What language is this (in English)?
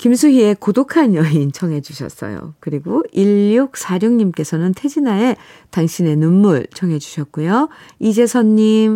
Korean